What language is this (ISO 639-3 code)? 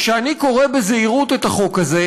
heb